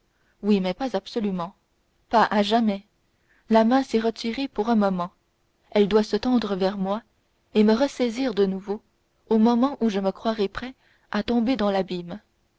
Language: French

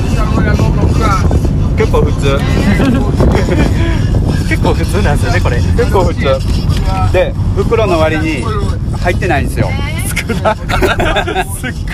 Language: Japanese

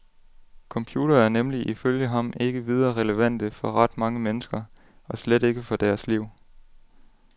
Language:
Danish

